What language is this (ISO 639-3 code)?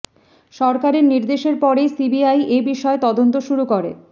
ben